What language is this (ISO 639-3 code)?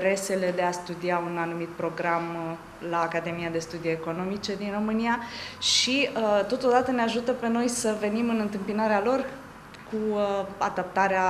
ron